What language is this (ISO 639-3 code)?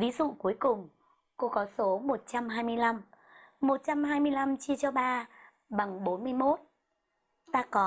vie